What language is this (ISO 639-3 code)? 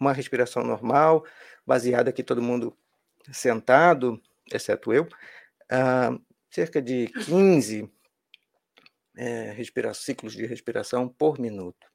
por